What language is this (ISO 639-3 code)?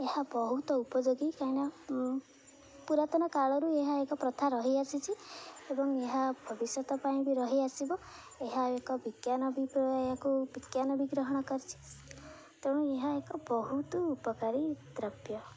ori